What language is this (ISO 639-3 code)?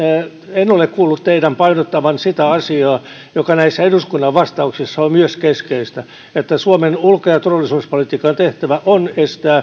fin